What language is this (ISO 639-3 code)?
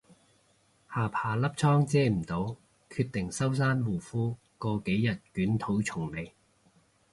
yue